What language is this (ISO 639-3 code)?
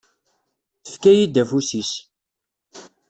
kab